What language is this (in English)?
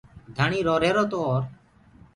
Gurgula